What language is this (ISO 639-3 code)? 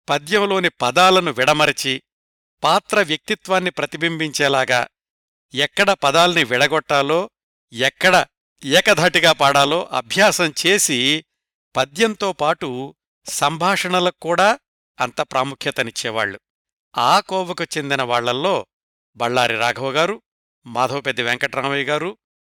tel